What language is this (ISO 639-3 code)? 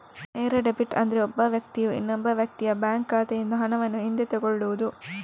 kan